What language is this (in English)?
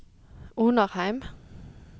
Norwegian